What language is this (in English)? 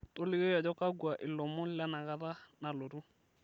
Masai